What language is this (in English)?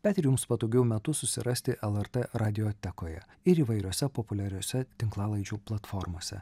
Lithuanian